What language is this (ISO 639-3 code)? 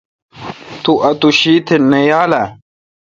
xka